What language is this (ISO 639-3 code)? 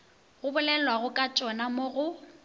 nso